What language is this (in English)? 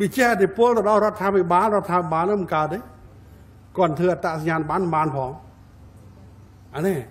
Thai